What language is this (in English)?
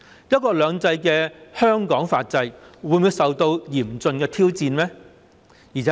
Cantonese